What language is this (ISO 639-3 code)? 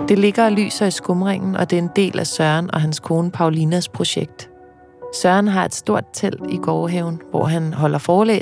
dan